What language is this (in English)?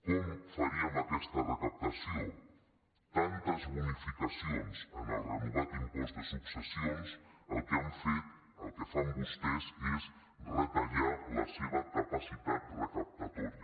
Catalan